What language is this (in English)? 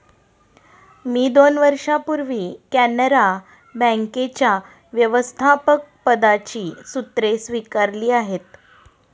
Marathi